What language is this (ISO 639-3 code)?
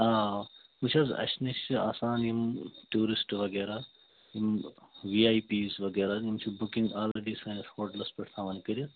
kas